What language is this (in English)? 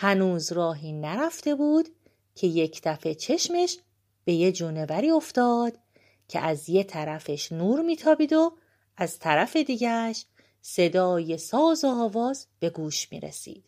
Persian